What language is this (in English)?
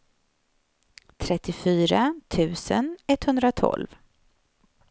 Swedish